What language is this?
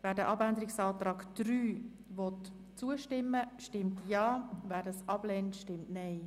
Swiss German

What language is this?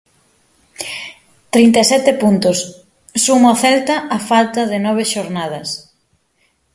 Galician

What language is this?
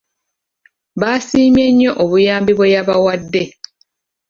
Ganda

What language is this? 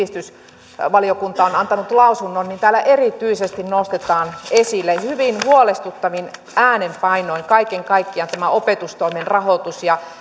Finnish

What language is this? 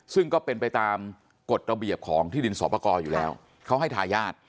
Thai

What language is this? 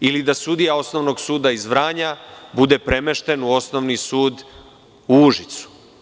Serbian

